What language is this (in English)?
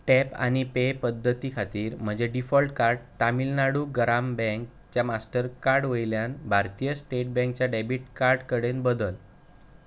Konkani